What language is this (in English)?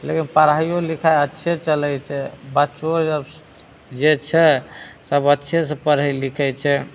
Maithili